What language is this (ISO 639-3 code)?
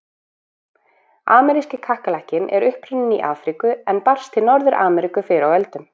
isl